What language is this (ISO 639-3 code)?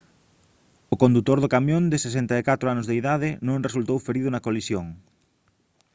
glg